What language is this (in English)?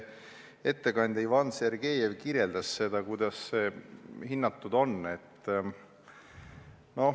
Estonian